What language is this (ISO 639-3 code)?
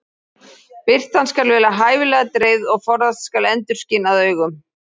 isl